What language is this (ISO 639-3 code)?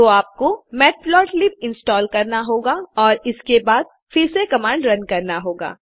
hin